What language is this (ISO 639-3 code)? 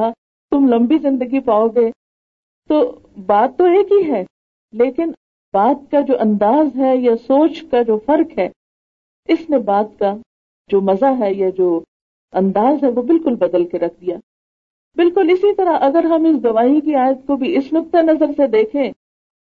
urd